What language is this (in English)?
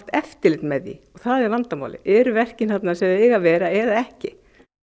Icelandic